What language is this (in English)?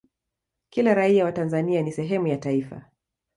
Swahili